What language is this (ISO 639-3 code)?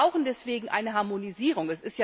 deu